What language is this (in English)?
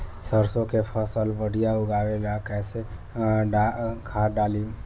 Bhojpuri